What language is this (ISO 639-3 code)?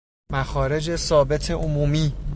fas